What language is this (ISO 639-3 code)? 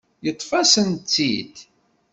kab